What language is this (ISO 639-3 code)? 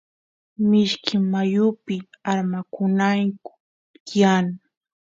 qus